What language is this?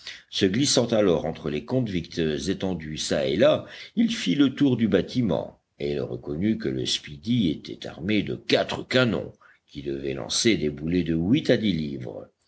French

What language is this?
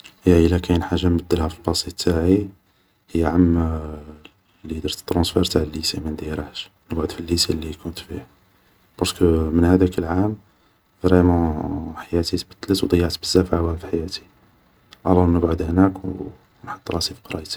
Algerian Arabic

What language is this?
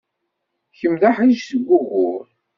Kabyle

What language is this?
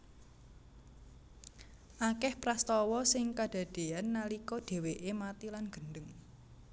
Javanese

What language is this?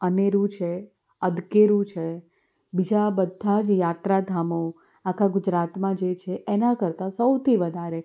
Gujarati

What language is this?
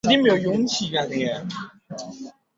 Chinese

